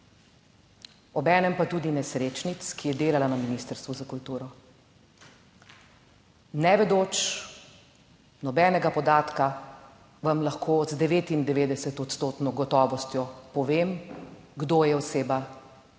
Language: Slovenian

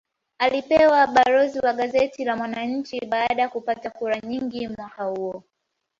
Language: Swahili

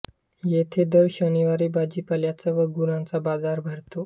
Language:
Marathi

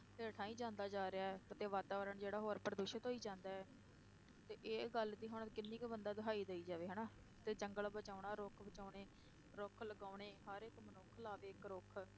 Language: Punjabi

